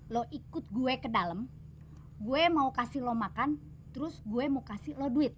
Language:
Indonesian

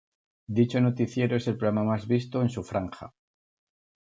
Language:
Spanish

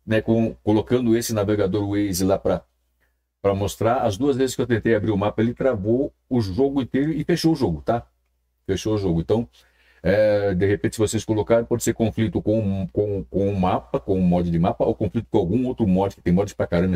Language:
Portuguese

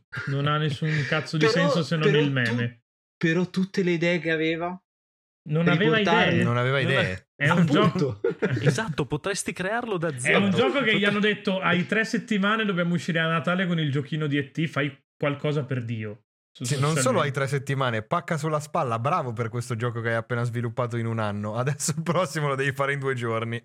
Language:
Italian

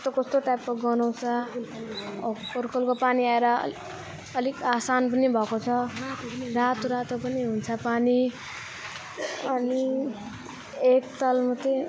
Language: Nepali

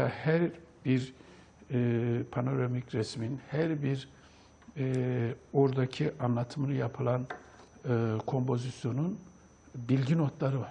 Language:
Turkish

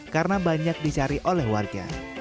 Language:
Indonesian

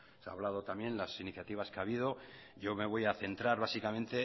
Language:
Spanish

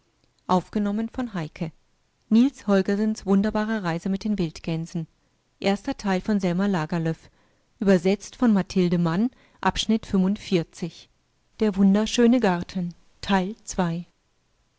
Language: German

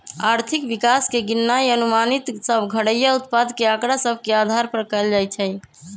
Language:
Magahi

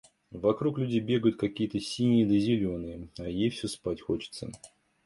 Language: Russian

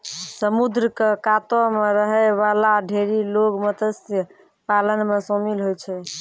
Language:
Maithili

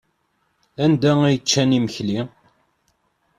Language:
Kabyle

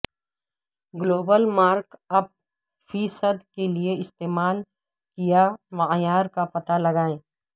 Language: Urdu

